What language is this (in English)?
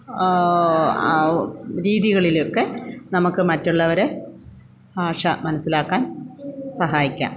Malayalam